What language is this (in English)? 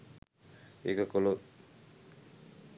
Sinhala